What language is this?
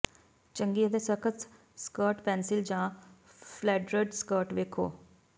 Punjabi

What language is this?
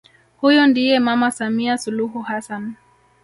Swahili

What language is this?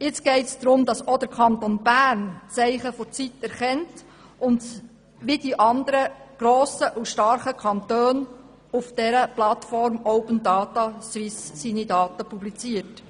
Swiss German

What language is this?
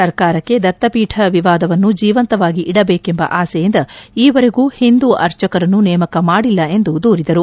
Kannada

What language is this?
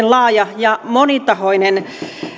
Finnish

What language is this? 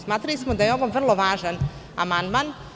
Serbian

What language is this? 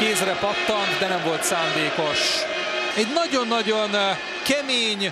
Hungarian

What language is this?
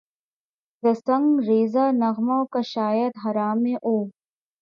Urdu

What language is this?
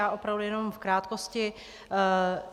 Czech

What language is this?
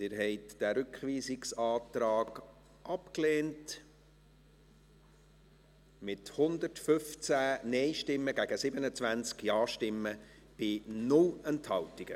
Swiss German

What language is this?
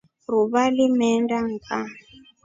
Rombo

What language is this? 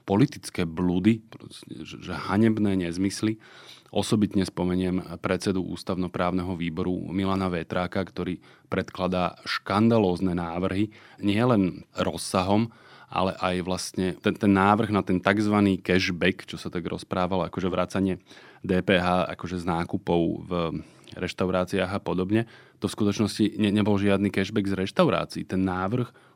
Slovak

